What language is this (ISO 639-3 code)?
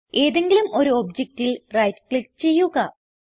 mal